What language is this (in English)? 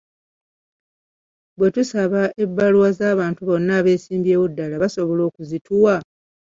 Ganda